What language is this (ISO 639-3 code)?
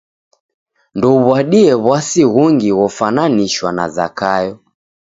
dav